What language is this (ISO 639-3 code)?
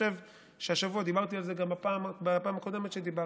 heb